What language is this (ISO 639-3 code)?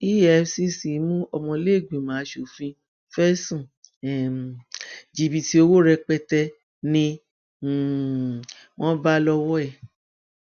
yor